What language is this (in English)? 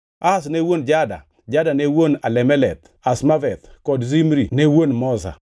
Luo (Kenya and Tanzania)